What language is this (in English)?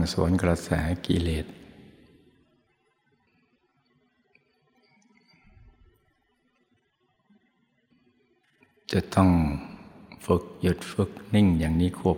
Thai